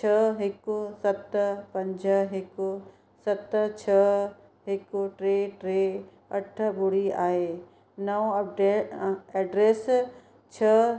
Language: Sindhi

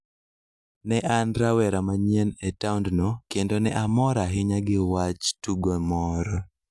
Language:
Luo (Kenya and Tanzania)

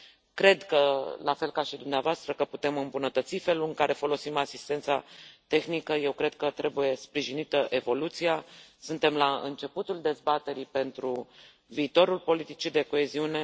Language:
Romanian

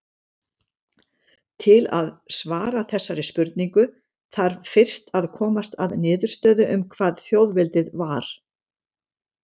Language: Icelandic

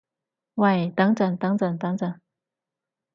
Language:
Cantonese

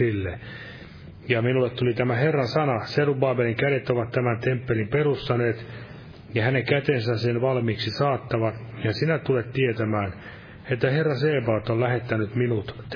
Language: Finnish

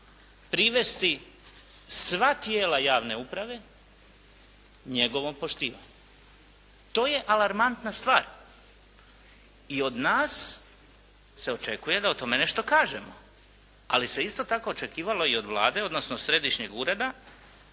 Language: Croatian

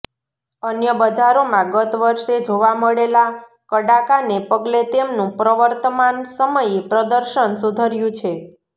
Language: Gujarati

